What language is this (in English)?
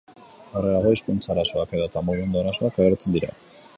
Basque